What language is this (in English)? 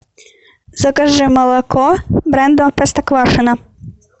Russian